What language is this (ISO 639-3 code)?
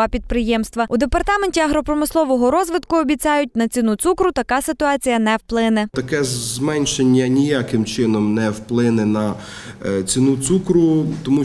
rus